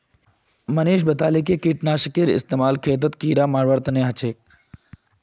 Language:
Magahi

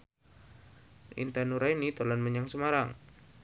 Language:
Javanese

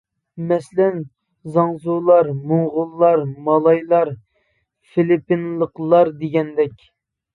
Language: Uyghur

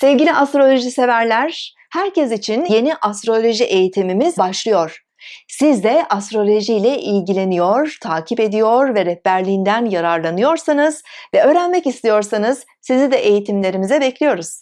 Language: Turkish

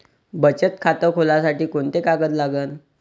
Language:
Marathi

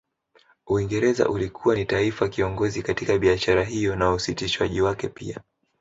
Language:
Swahili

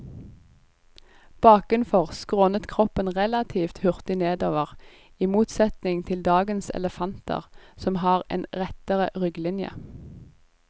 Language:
Norwegian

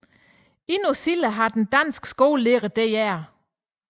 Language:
Danish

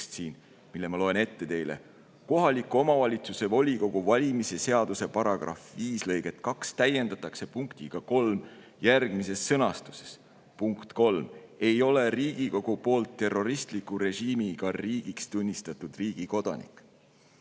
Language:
Estonian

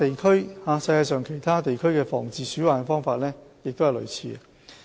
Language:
Cantonese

